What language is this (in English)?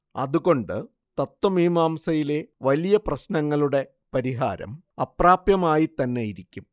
Malayalam